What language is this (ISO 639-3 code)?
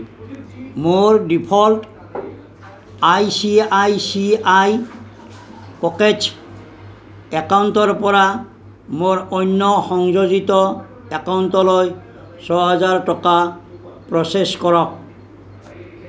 asm